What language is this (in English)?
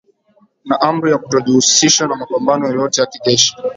Swahili